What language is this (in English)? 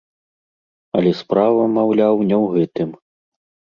Belarusian